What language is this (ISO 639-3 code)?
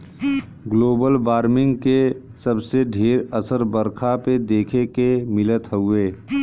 bho